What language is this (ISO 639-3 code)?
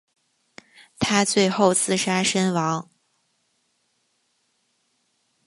zho